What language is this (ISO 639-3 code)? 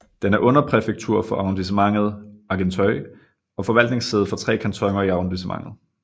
dan